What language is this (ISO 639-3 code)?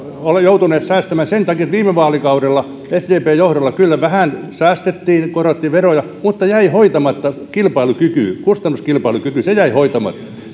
fin